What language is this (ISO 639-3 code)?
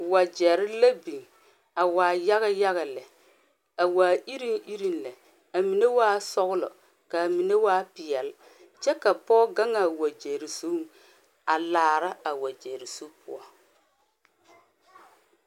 dga